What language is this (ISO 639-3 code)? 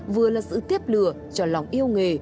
vie